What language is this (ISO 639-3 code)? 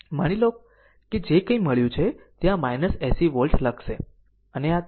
guj